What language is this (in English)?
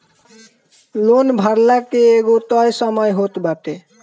Bhojpuri